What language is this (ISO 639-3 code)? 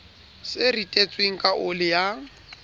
sot